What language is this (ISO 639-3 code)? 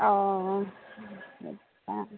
asm